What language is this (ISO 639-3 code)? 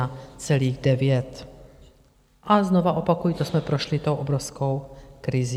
ces